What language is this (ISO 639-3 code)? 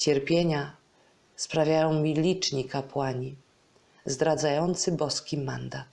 pol